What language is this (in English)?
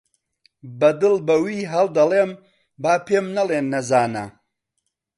Central Kurdish